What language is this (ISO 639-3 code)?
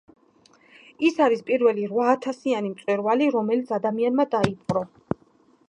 kat